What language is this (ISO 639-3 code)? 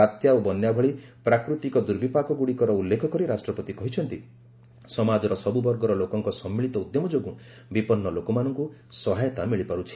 ori